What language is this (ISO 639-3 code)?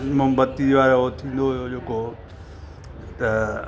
snd